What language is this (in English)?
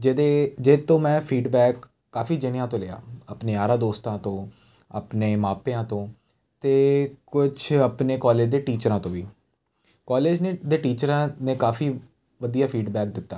Punjabi